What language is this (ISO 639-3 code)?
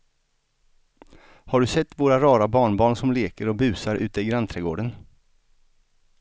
swe